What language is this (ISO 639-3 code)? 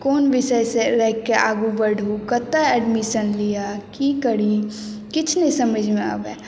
mai